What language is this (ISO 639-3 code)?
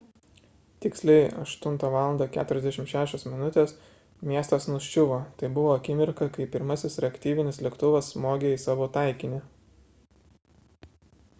lit